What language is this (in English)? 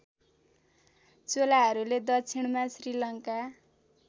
Nepali